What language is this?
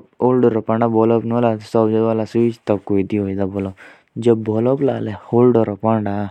Jaunsari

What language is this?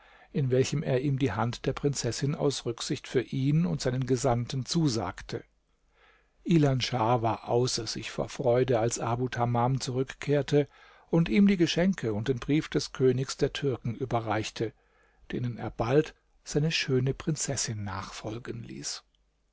German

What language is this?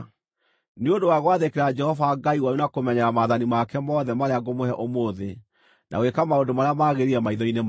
Kikuyu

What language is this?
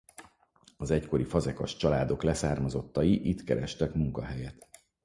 Hungarian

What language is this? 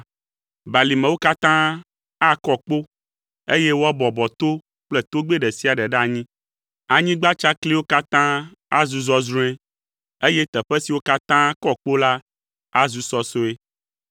Ewe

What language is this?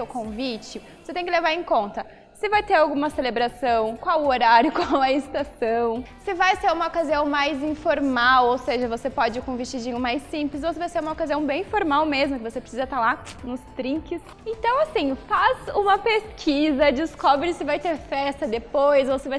Portuguese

